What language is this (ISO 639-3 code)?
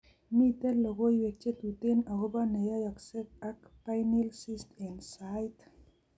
kln